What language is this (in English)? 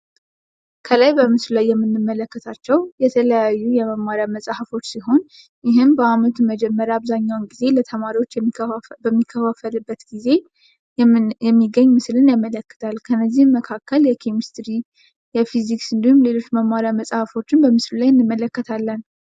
Amharic